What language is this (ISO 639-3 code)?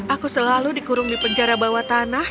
ind